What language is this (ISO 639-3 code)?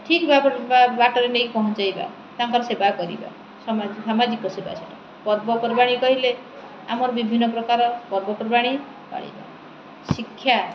ori